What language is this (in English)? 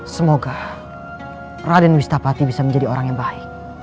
Indonesian